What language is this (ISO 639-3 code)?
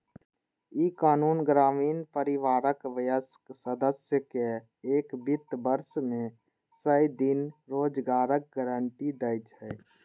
mai